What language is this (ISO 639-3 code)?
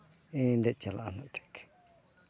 sat